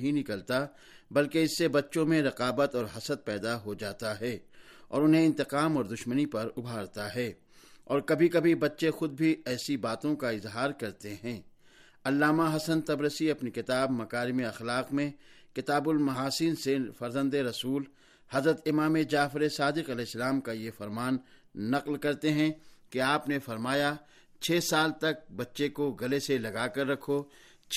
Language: Urdu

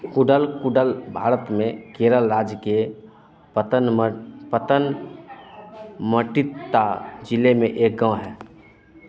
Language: Hindi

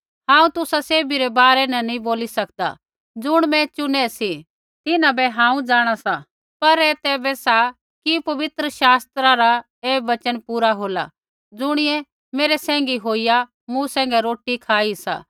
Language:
Kullu Pahari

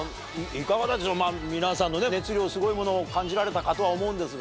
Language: Japanese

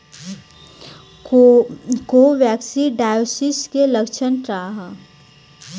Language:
Bhojpuri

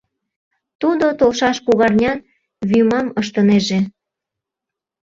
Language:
Mari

